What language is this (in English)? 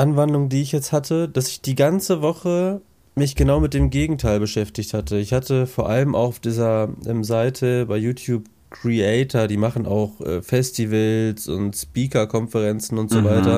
German